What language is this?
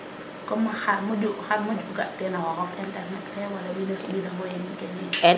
Serer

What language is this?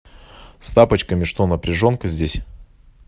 Russian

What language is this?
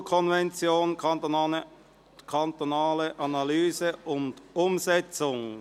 Swiss German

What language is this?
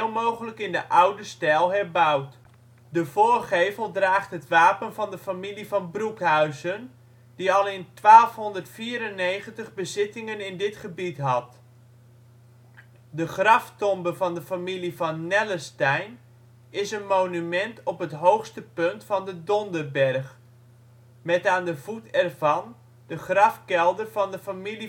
Dutch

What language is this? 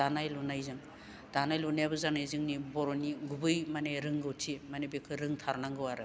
Bodo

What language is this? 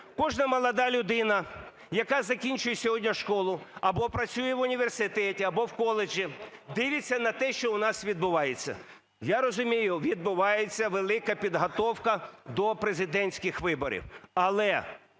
Ukrainian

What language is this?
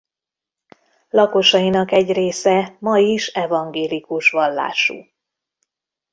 Hungarian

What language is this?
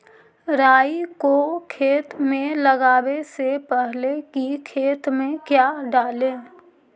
Magahi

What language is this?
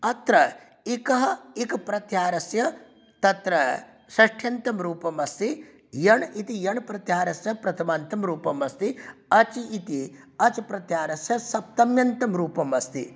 Sanskrit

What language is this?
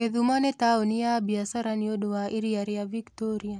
Kikuyu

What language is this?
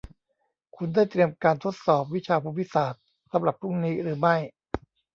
Thai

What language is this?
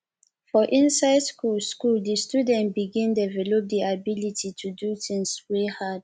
Nigerian Pidgin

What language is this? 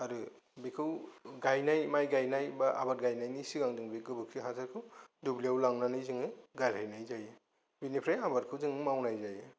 Bodo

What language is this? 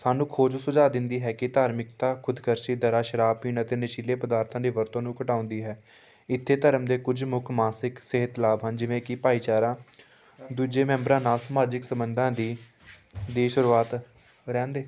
Punjabi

